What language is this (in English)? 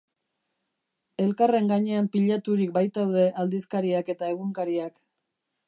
Basque